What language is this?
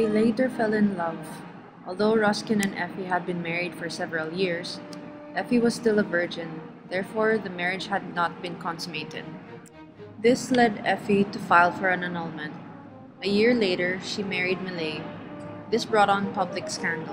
English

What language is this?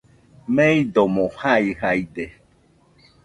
Nüpode Huitoto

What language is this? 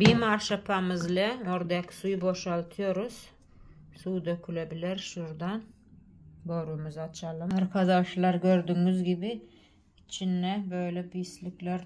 Turkish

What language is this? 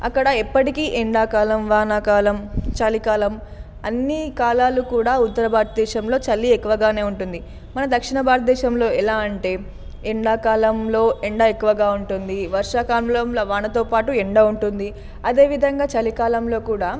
Telugu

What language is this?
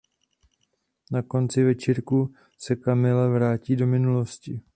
Czech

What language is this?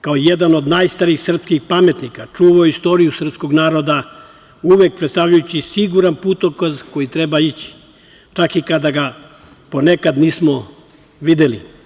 Serbian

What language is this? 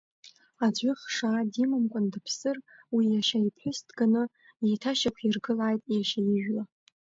Abkhazian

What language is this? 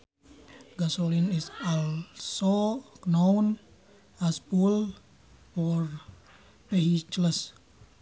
Sundanese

